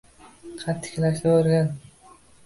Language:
Uzbek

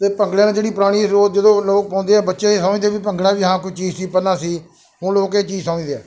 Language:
Punjabi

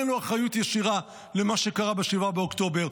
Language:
Hebrew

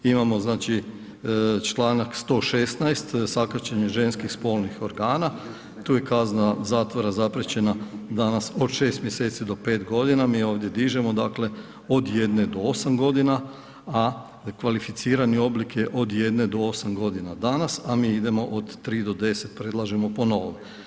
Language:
Croatian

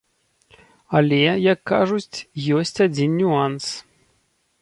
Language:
Belarusian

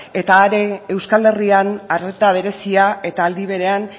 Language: Basque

